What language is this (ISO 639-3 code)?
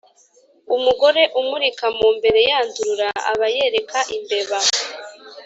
kin